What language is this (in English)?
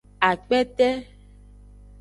Aja (Benin)